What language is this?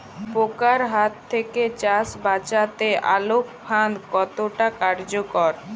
Bangla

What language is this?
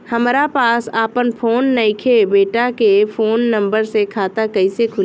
Bhojpuri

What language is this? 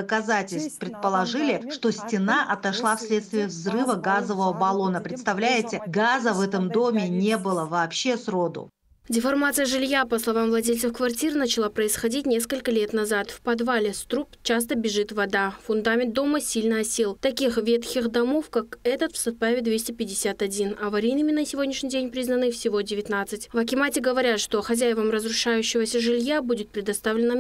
Russian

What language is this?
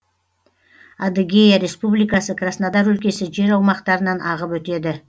Kazakh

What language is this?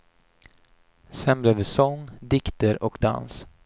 Swedish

